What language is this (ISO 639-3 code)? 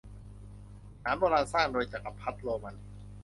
tha